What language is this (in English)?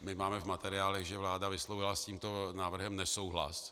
Czech